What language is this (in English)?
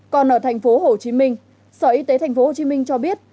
Vietnamese